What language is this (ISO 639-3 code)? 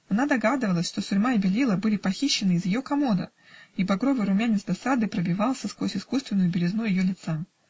rus